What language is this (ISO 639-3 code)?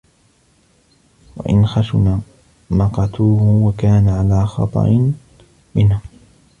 ara